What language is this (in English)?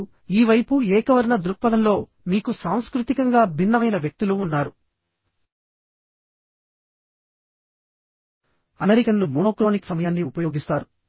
Telugu